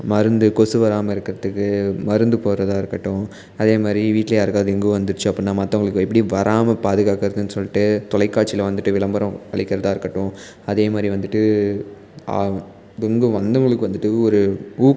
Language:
Tamil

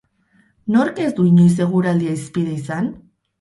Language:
Basque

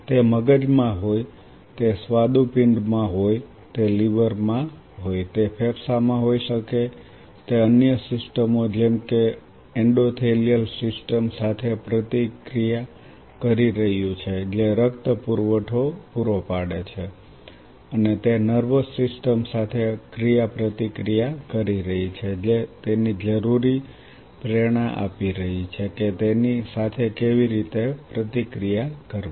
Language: Gujarati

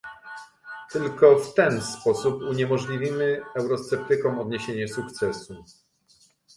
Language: Polish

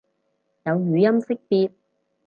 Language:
Cantonese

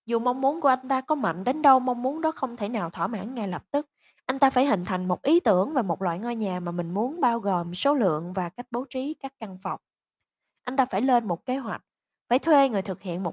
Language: Vietnamese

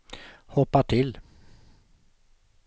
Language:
Swedish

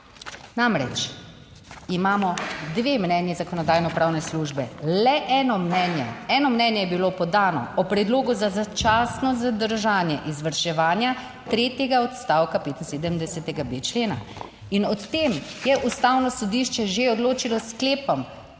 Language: Slovenian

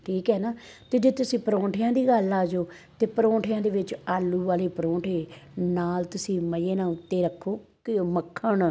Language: Punjabi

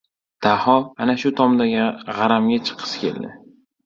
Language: Uzbek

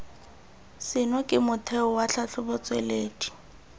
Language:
Tswana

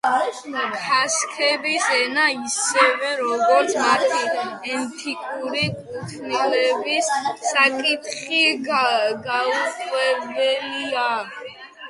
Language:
Georgian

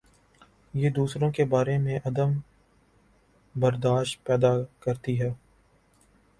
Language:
Urdu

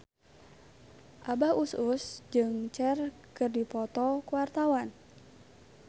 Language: Sundanese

